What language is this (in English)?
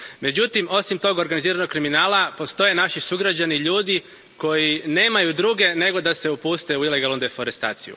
Croatian